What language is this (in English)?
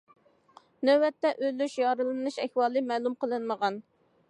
Uyghur